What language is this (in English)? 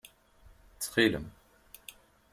Kabyle